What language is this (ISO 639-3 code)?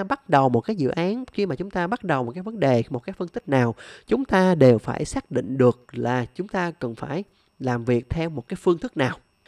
vie